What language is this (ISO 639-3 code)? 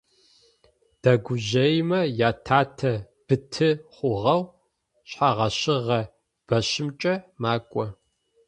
ady